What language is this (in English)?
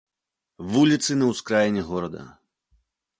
Belarusian